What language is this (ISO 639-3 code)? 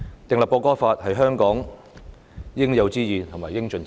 yue